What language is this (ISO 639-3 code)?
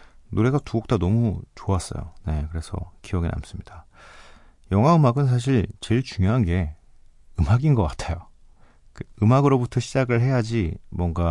kor